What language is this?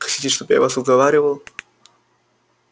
Russian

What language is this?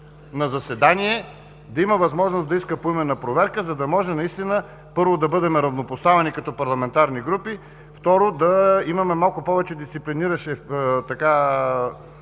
Bulgarian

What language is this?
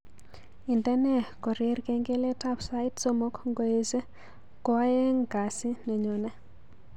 Kalenjin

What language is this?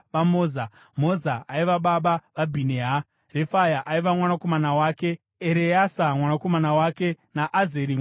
Shona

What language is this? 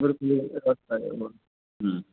Sanskrit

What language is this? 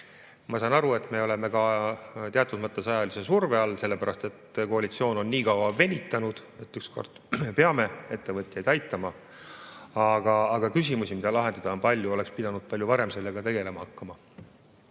Estonian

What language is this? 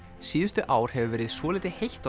Icelandic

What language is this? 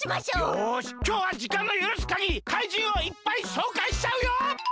Japanese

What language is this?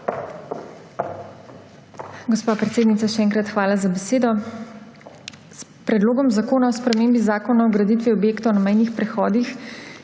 Slovenian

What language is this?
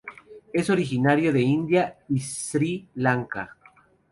Spanish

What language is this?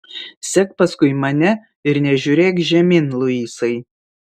Lithuanian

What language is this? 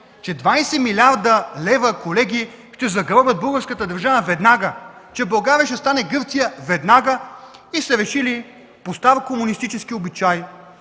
Bulgarian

